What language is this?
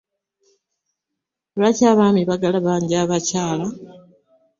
Ganda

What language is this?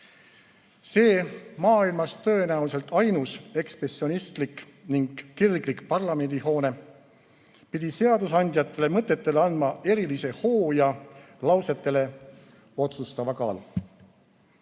Estonian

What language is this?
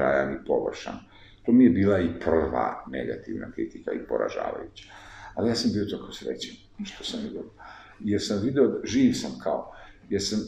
Italian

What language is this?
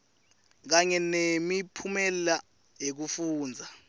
Swati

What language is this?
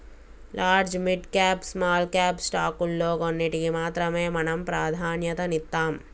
Telugu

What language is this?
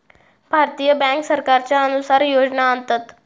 Marathi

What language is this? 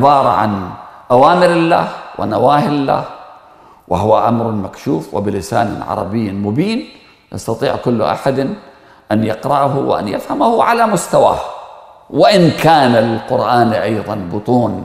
Arabic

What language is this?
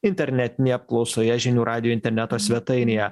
Lithuanian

